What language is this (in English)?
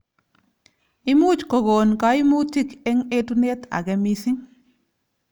Kalenjin